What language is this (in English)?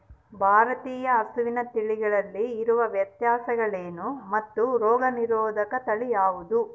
Kannada